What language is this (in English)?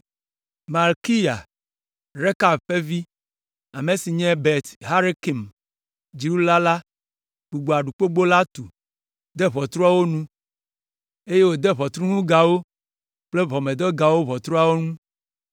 Ewe